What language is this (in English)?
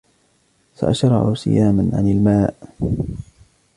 Arabic